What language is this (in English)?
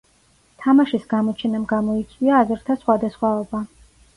Georgian